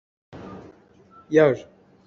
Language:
Hakha Chin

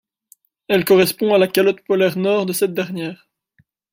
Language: French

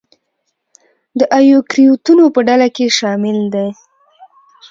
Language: Pashto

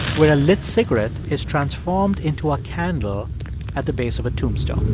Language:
English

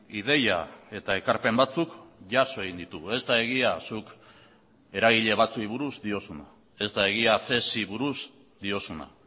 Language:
Basque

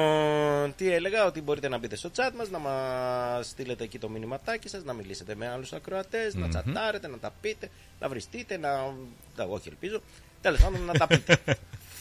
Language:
Greek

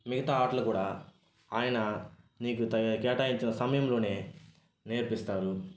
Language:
Telugu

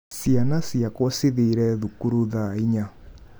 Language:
Kikuyu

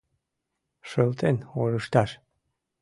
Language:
Mari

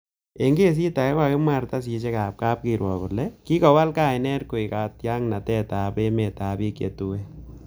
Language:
Kalenjin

